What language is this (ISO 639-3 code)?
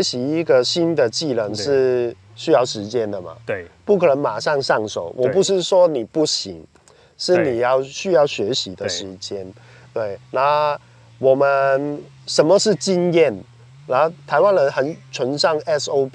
zho